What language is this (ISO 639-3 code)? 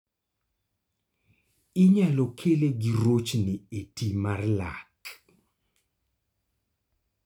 luo